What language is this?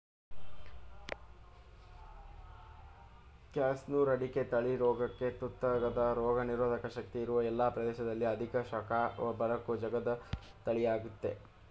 Kannada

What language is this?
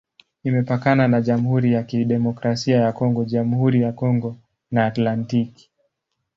Swahili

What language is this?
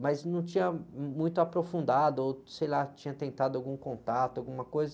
Portuguese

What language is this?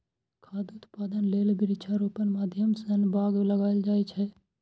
Maithili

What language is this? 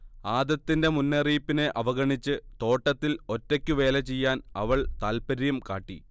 Malayalam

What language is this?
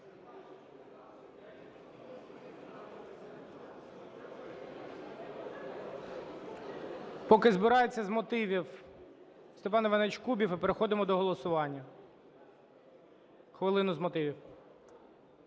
Ukrainian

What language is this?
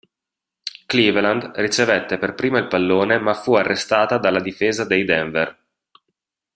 Italian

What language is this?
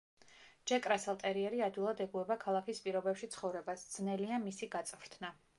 Georgian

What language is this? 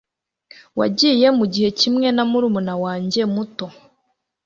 Kinyarwanda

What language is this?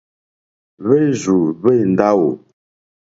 Mokpwe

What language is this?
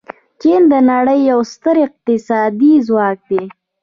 Pashto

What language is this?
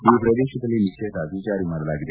Kannada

